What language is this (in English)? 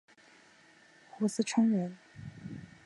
Chinese